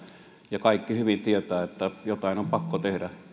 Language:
Finnish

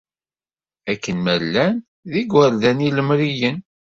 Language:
Kabyle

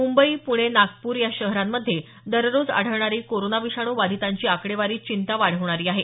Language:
Marathi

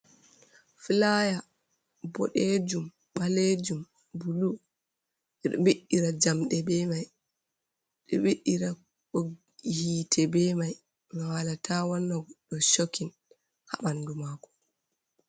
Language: Fula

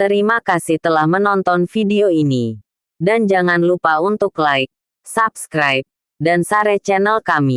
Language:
Indonesian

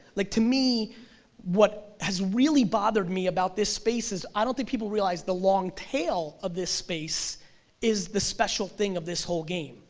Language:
English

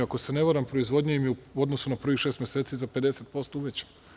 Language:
Serbian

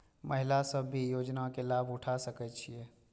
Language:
Maithili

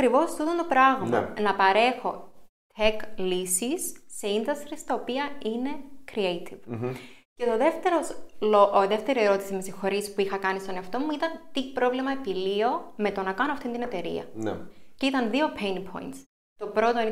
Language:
Greek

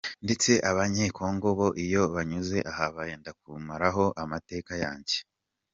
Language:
Kinyarwanda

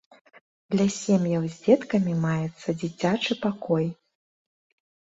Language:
Belarusian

